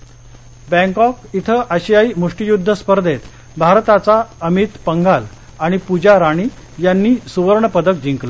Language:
Marathi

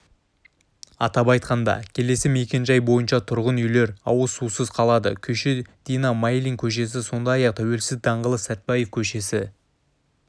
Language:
Kazakh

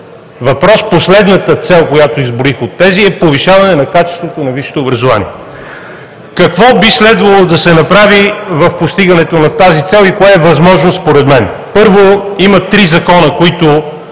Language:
Bulgarian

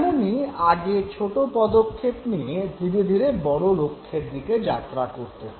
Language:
Bangla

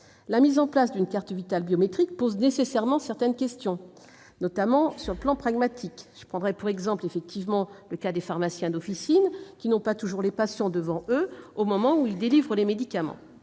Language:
French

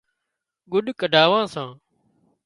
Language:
Wadiyara Koli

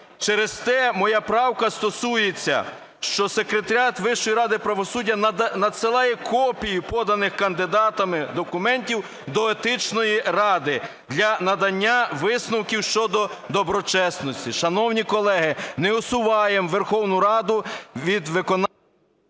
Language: Ukrainian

